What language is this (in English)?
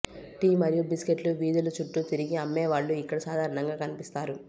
Telugu